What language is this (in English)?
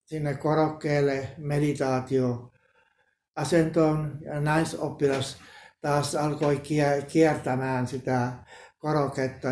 Finnish